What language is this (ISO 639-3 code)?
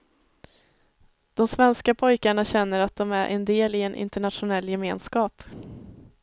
swe